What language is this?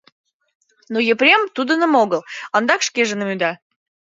Mari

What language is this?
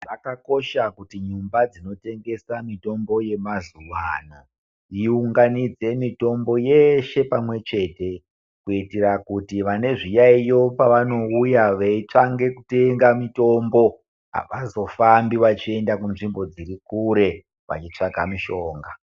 Ndau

